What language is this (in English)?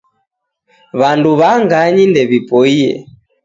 Taita